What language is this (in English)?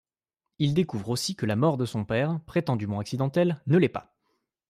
French